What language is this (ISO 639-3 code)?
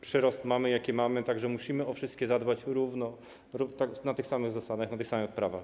pol